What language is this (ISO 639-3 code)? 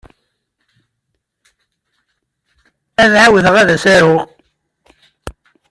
kab